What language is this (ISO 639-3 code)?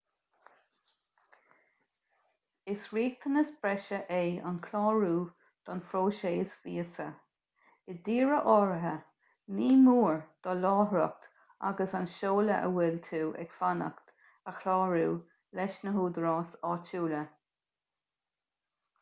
gle